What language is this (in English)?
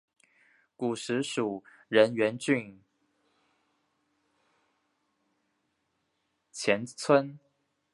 Chinese